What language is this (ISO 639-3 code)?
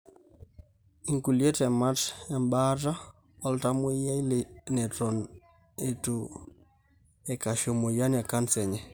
mas